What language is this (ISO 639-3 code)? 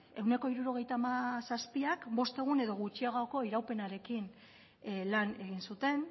eus